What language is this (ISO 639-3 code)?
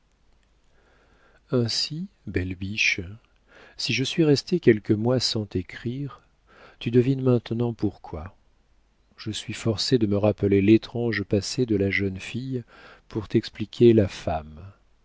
fra